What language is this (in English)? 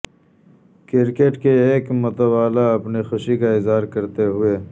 Urdu